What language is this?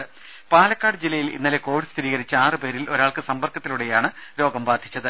Malayalam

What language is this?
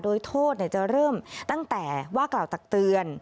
Thai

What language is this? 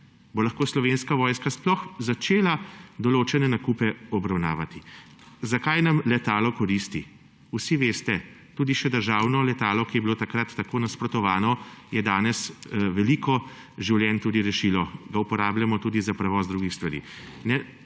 Slovenian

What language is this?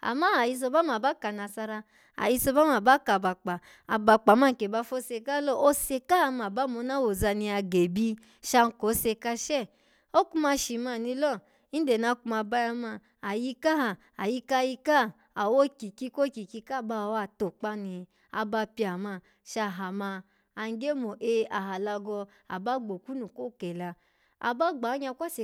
Alago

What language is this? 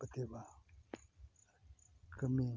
Santali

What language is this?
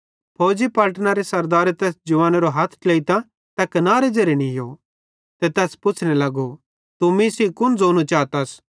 Bhadrawahi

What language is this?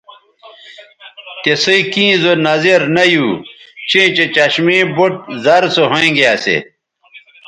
Bateri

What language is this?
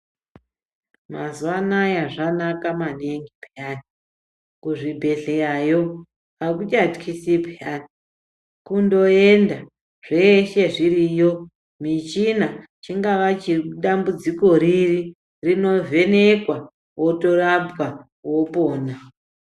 Ndau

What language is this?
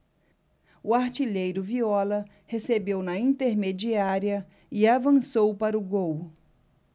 Portuguese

